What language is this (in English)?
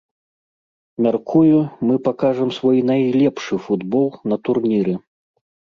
Belarusian